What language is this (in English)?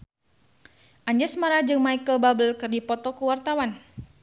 Sundanese